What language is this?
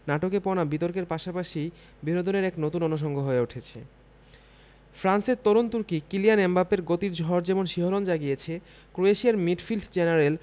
Bangla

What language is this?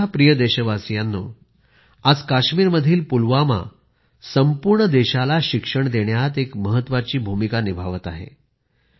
Marathi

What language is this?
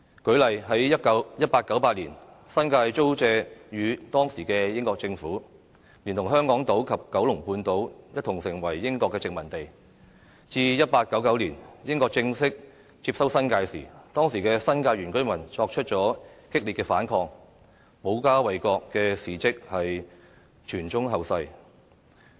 Cantonese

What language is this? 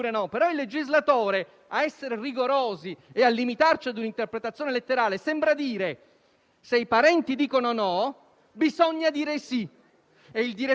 Italian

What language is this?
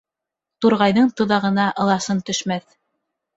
Bashkir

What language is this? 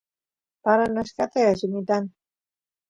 Santiago del Estero Quichua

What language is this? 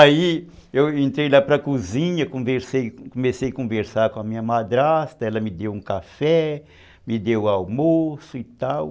Portuguese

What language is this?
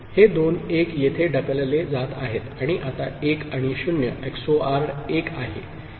Marathi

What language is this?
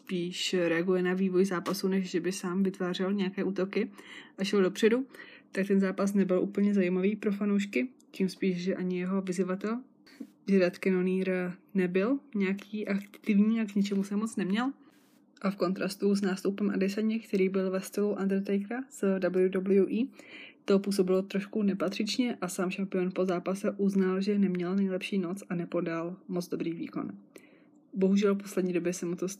Czech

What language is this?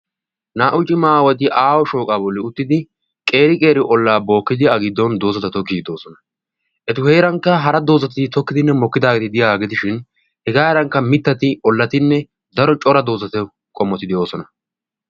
Wolaytta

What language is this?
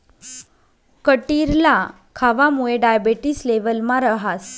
Marathi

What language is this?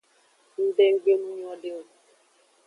Aja (Benin)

